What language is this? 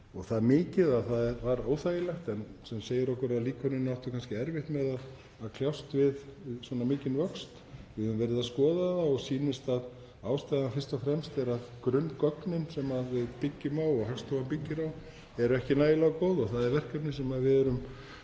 Icelandic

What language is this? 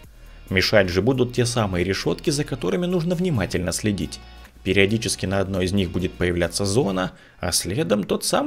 Russian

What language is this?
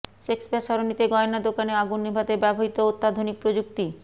Bangla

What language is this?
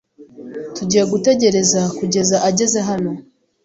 Kinyarwanda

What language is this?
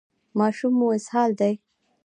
Pashto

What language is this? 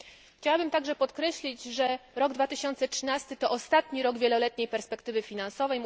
Polish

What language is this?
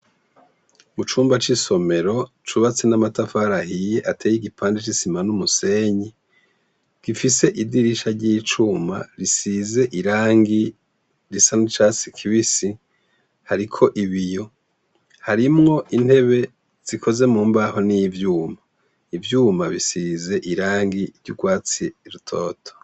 Rundi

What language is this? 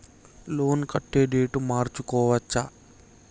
Telugu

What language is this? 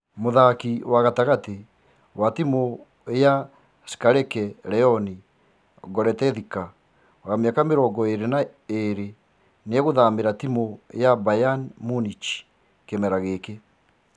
Kikuyu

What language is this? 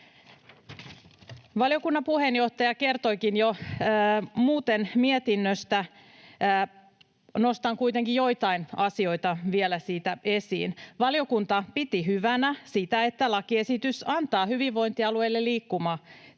Finnish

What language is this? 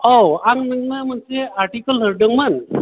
Bodo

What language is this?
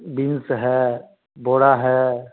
Hindi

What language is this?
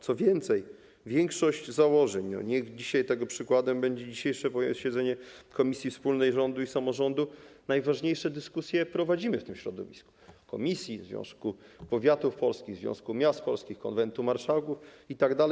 Polish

